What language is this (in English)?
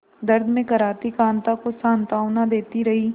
Hindi